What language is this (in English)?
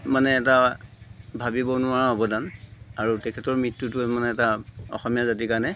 Assamese